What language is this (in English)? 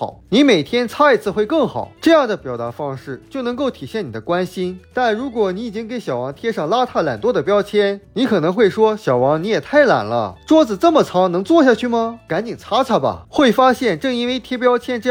Chinese